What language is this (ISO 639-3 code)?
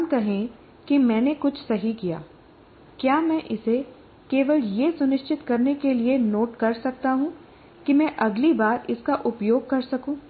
hin